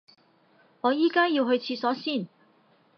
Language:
Cantonese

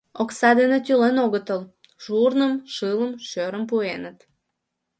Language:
Mari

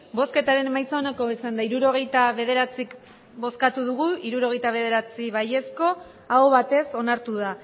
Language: Basque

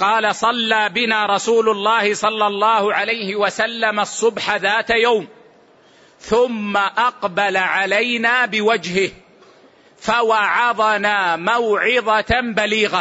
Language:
Arabic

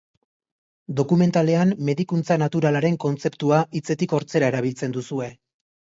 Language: Basque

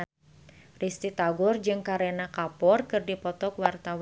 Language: Sundanese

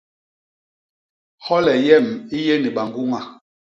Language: Basaa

